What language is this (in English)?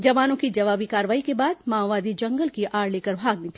Hindi